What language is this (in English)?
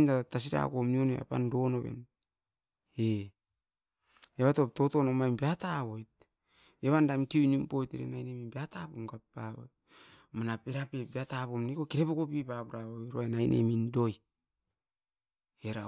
Askopan